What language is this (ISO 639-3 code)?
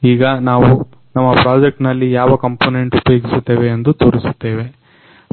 kan